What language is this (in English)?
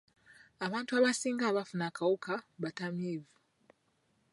Ganda